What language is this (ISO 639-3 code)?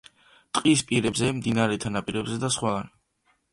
kat